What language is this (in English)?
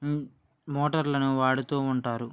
Telugu